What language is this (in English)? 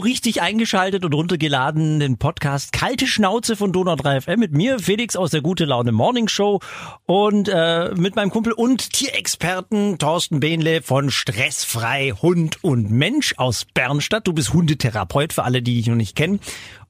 German